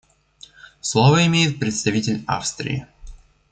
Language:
Russian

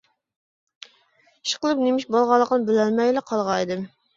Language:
Uyghur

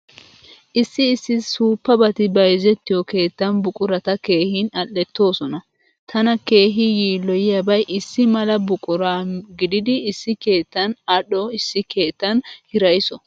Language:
Wolaytta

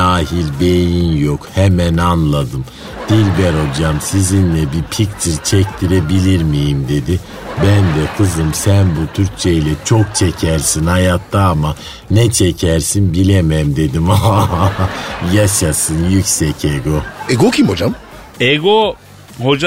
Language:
Turkish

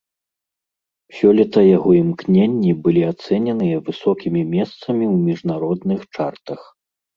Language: Belarusian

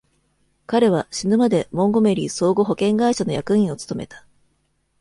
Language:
Japanese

